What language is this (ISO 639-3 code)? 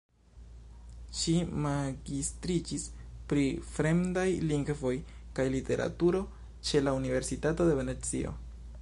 epo